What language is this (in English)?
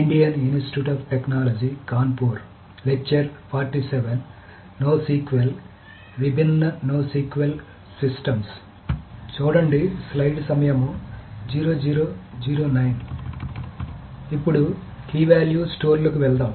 Telugu